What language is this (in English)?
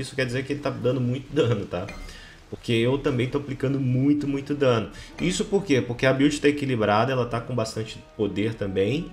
Portuguese